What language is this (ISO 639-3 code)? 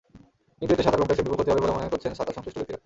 ben